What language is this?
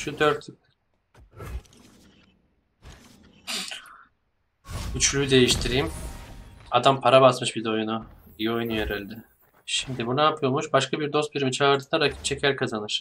Turkish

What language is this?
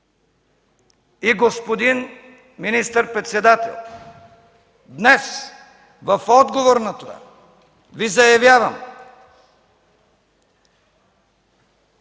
Bulgarian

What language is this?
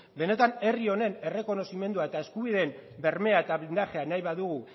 Basque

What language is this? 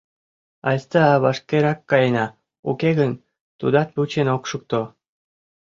Mari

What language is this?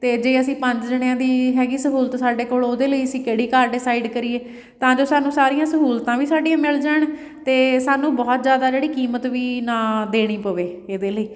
Punjabi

